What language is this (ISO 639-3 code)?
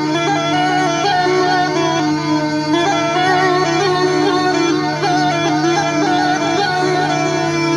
ara